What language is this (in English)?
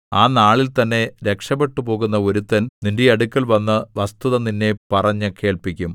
Malayalam